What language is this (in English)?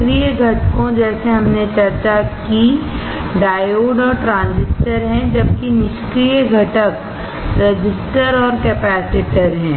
Hindi